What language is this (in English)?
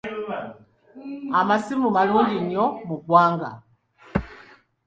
Ganda